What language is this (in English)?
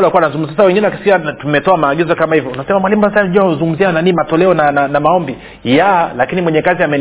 Swahili